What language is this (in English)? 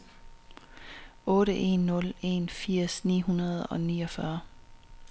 Danish